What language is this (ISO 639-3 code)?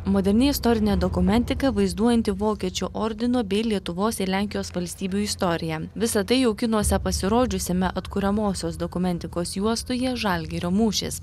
lit